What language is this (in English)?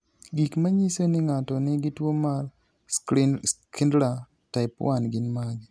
Luo (Kenya and Tanzania)